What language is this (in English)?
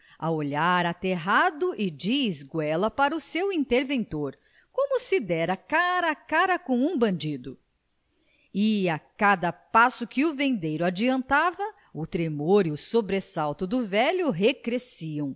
Portuguese